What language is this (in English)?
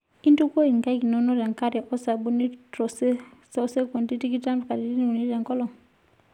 Masai